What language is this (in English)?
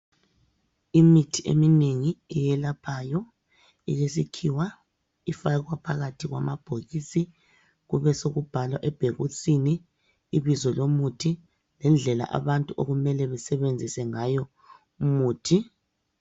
North Ndebele